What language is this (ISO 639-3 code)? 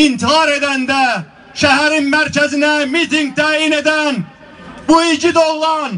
tur